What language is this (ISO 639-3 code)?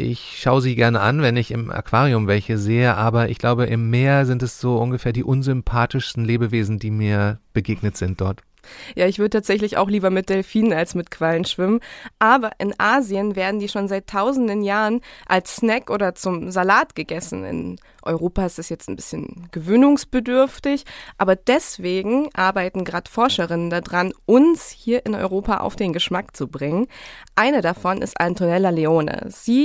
deu